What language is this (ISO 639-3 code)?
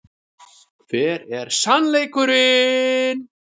isl